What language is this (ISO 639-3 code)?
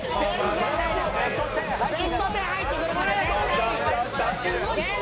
jpn